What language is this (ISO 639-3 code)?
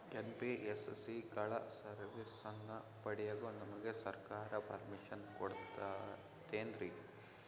kan